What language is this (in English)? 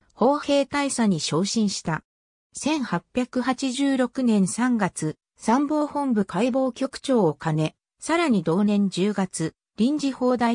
Japanese